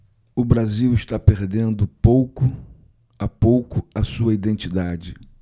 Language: Portuguese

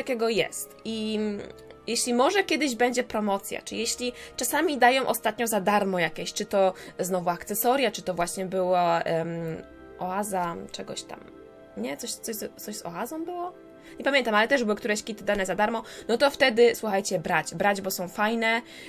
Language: Polish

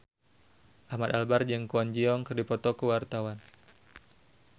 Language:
Sundanese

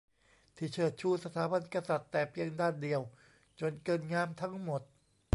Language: Thai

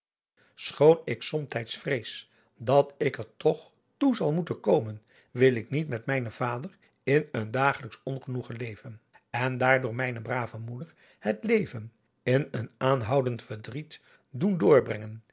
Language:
Dutch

